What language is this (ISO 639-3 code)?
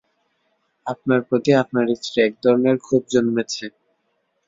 ben